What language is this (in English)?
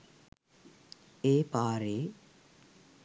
Sinhala